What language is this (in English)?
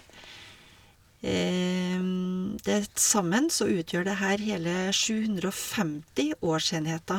Norwegian